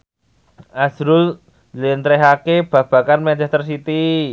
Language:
Javanese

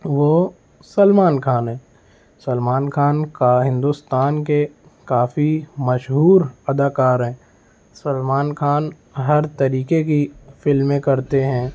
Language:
Urdu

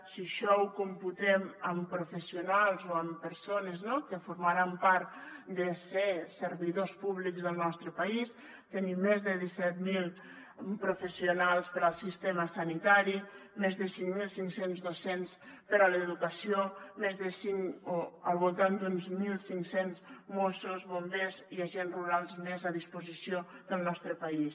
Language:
Catalan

